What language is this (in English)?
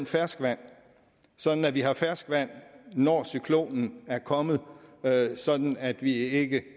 Danish